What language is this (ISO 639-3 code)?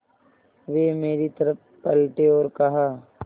hin